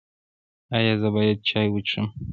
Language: Pashto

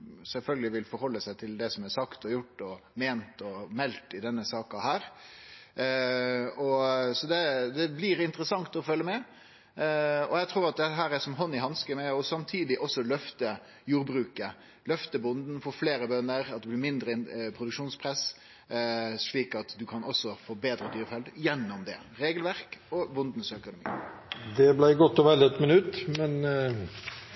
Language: Norwegian Nynorsk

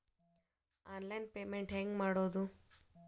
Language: Kannada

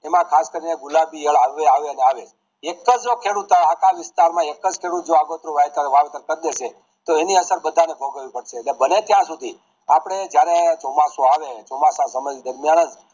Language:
Gujarati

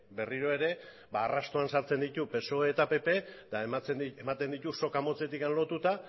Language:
Basque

